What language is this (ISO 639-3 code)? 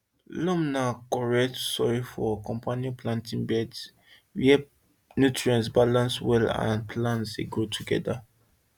pcm